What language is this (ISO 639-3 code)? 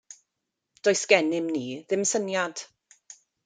cym